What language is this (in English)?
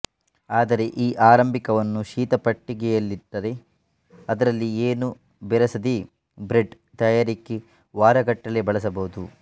Kannada